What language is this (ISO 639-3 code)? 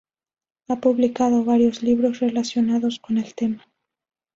spa